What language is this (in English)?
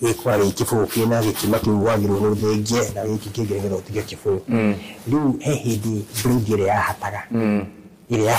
Swahili